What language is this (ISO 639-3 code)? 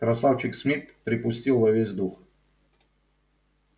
rus